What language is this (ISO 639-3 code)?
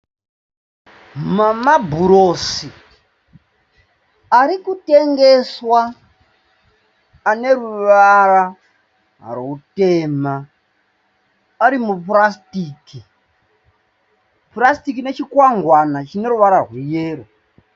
sna